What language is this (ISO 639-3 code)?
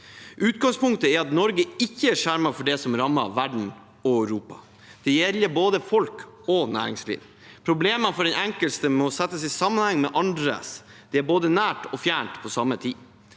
nor